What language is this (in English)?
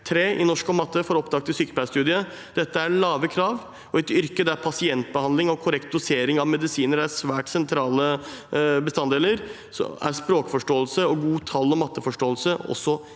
Norwegian